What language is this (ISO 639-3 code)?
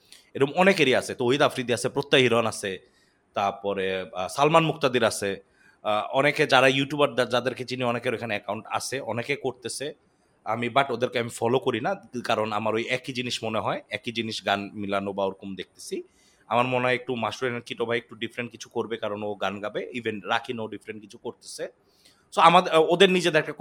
ben